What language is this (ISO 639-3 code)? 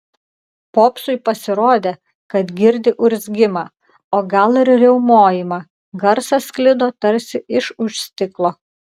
lit